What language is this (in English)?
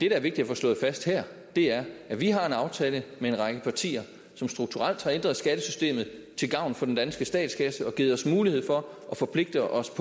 Danish